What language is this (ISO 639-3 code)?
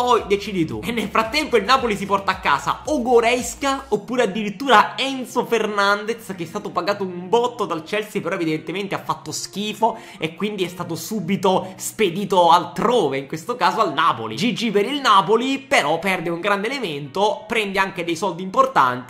ita